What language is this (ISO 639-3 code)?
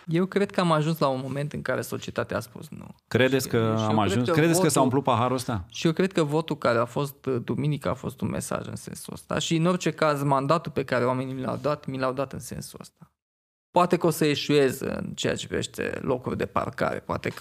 ron